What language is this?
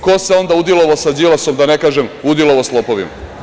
Serbian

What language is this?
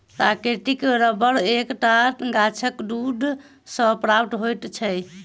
Maithili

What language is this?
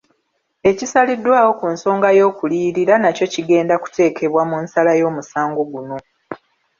Ganda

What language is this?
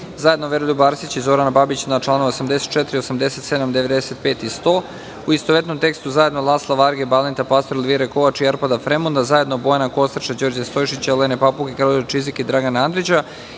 Serbian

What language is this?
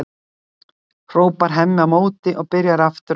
Icelandic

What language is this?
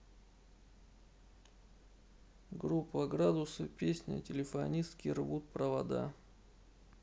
Russian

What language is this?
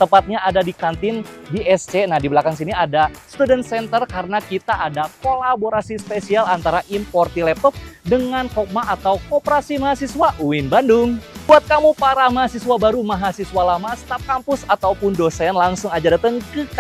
Indonesian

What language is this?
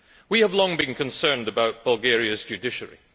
English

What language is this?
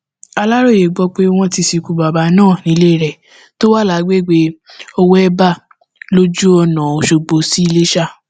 Yoruba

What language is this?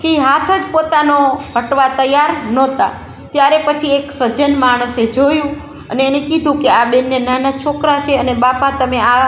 Gujarati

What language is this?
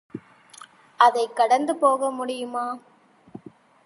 Tamil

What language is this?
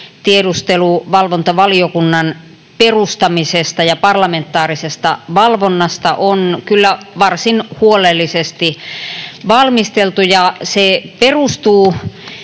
Finnish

